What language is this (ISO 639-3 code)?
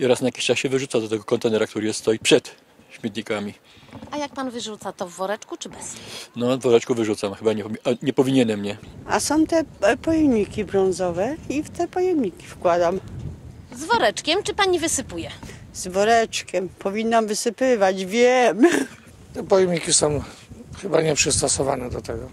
pol